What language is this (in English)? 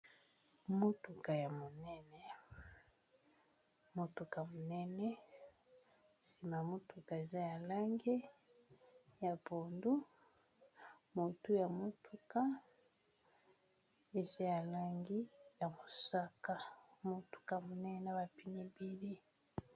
Lingala